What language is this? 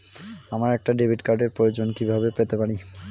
Bangla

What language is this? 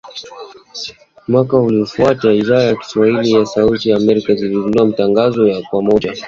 Swahili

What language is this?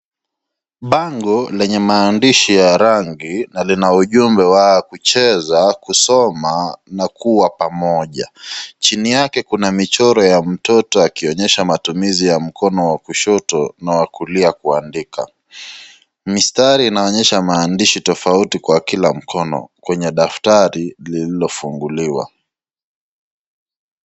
Swahili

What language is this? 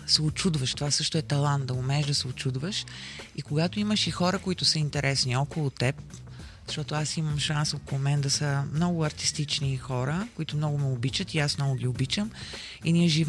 Bulgarian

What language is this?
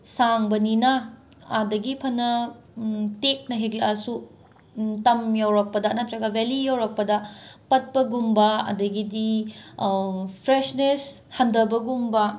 Manipuri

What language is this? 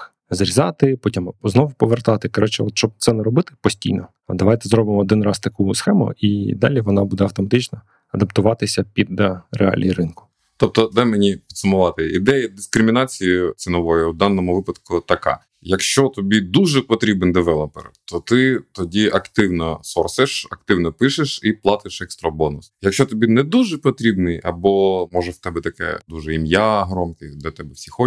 Ukrainian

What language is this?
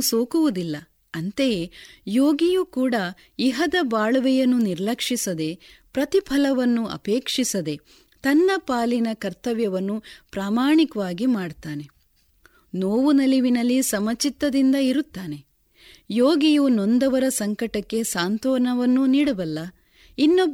Kannada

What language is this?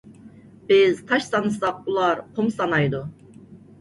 Uyghur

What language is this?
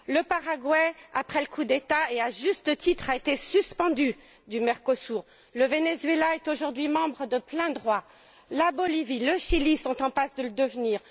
French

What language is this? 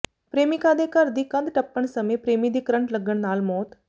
Punjabi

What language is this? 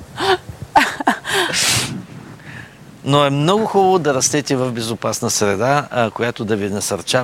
Bulgarian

